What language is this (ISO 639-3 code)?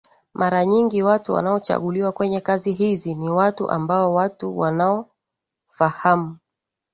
swa